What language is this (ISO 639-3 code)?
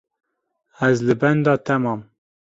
kur